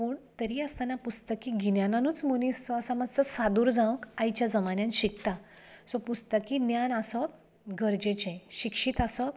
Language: Konkani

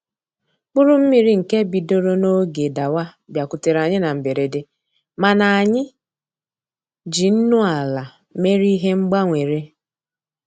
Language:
Igbo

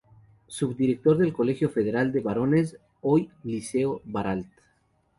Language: Spanish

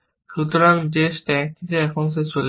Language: Bangla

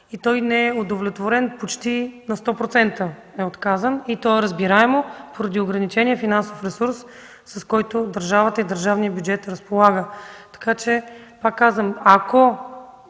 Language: Bulgarian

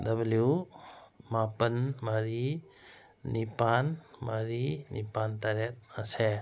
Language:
Manipuri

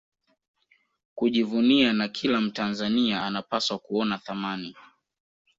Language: Swahili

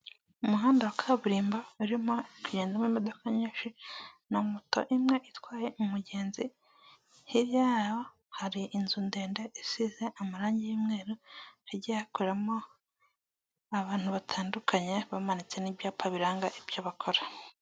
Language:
Kinyarwanda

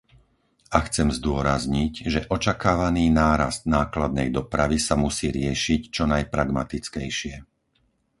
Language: Slovak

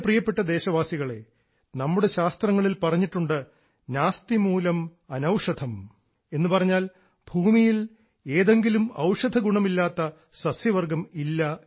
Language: Malayalam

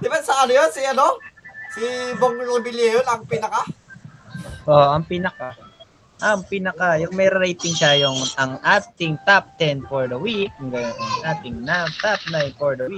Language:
Filipino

